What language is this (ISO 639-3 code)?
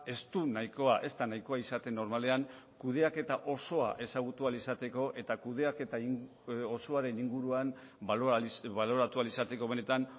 eus